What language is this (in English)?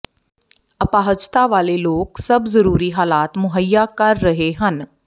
Punjabi